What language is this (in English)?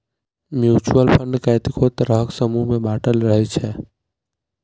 Maithili